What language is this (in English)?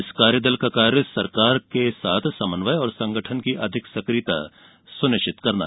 Hindi